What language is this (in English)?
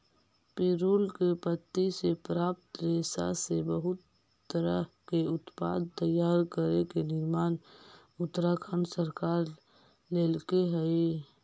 Magahi